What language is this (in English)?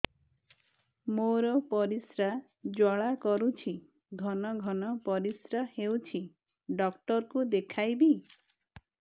Odia